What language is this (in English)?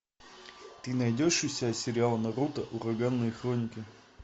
Russian